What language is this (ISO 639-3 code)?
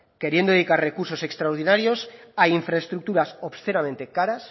spa